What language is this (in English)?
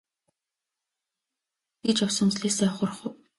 Mongolian